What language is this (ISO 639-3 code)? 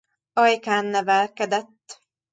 hun